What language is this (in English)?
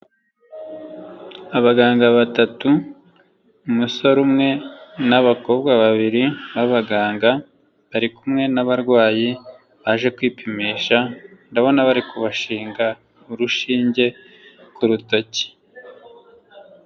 Kinyarwanda